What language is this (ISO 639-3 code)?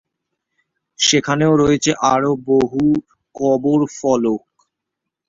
ben